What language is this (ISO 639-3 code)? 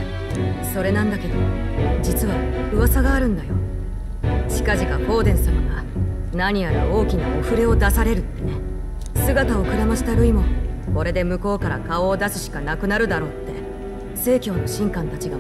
jpn